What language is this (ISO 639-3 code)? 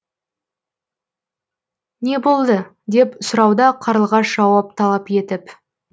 kaz